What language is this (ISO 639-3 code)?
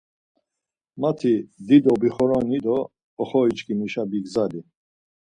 lzz